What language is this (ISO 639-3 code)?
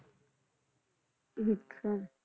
pan